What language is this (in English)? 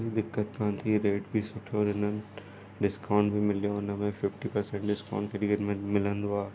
Sindhi